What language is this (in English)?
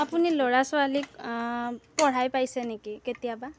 Assamese